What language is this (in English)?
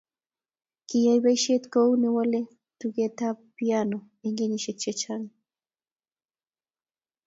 Kalenjin